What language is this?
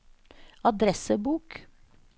Norwegian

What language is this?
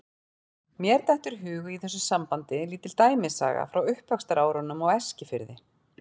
Icelandic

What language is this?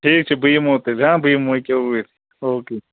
Kashmiri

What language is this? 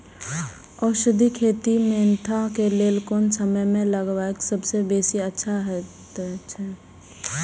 Maithili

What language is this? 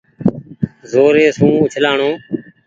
Goaria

